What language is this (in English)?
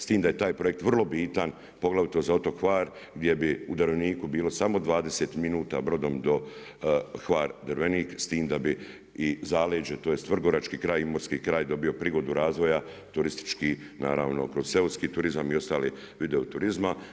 Croatian